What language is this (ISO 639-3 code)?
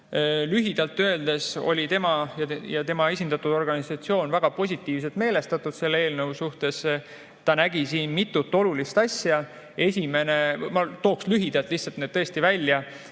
est